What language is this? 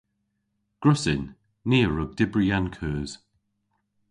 Cornish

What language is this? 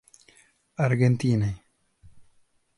Czech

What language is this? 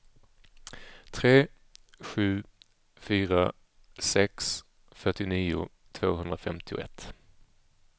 Swedish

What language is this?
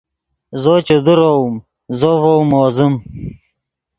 Yidgha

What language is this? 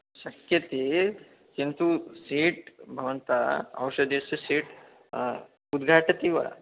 Sanskrit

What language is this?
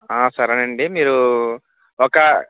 Telugu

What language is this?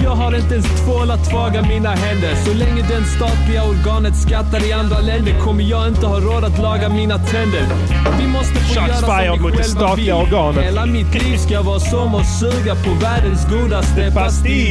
Swedish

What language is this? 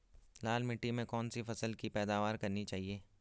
Hindi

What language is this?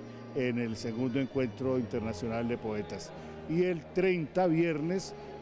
Spanish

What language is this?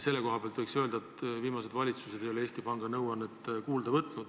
Estonian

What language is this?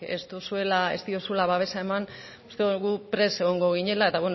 Basque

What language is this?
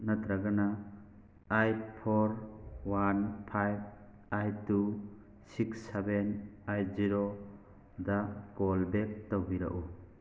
Manipuri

